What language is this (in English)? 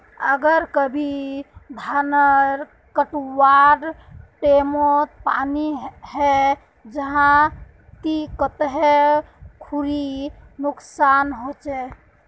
Magahi